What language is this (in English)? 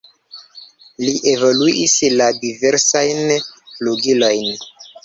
Esperanto